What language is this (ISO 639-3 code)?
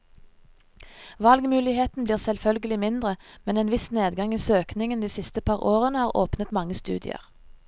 nor